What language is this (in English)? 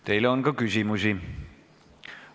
Estonian